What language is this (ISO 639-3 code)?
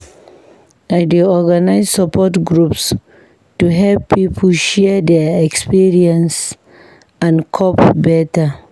pcm